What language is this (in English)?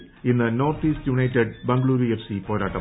Malayalam